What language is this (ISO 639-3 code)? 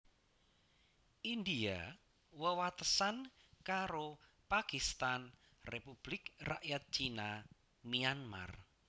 jav